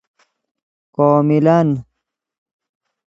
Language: Persian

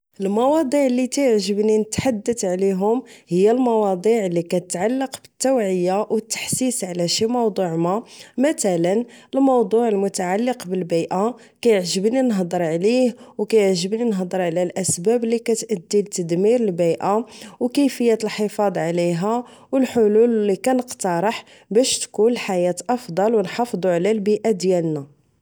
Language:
Moroccan Arabic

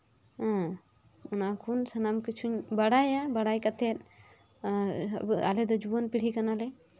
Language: Santali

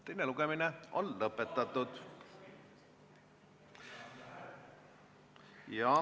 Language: Estonian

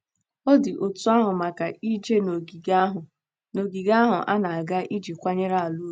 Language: Igbo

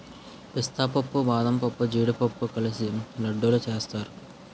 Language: Telugu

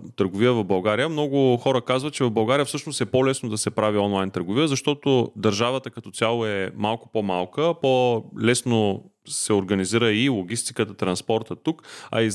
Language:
Bulgarian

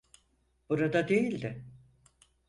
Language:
Turkish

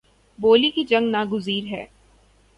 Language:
Urdu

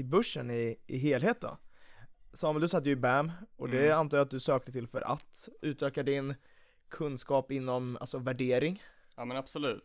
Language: Swedish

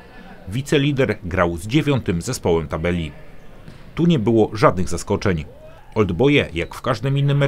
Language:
Polish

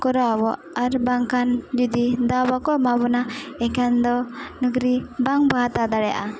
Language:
Santali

